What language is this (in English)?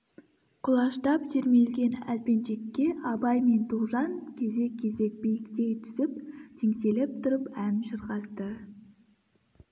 Kazakh